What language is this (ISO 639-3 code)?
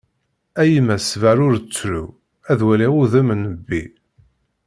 kab